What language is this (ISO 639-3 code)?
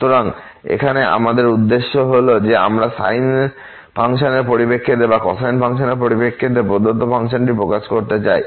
ben